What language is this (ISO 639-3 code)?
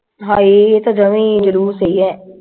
pan